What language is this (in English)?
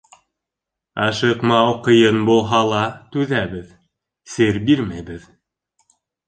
Bashkir